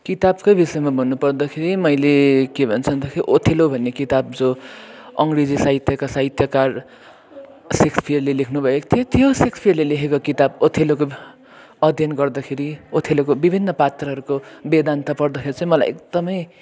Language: Nepali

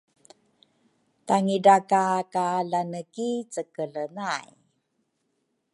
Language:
Rukai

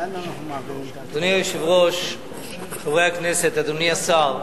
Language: Hebrew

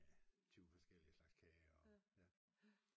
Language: Danish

